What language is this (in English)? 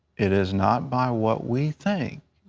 English